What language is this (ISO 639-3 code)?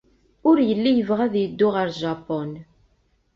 kab